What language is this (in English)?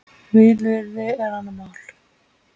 Icelandic